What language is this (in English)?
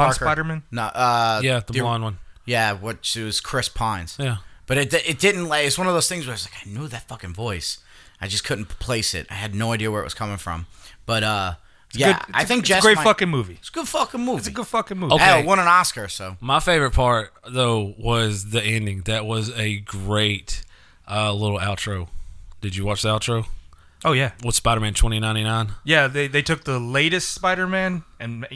English